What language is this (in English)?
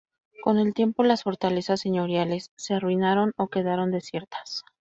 Spanish